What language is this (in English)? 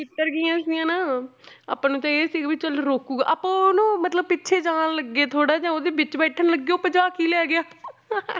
Punjabi